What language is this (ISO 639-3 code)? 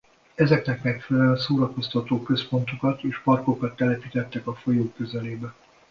hun